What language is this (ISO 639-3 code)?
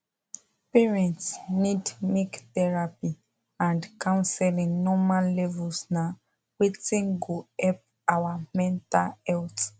pcm